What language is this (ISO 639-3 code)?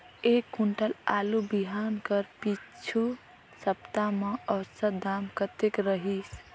hne